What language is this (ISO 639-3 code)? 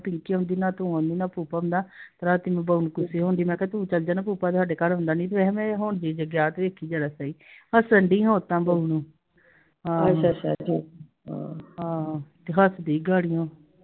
pan